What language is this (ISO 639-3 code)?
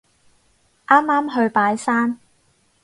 yue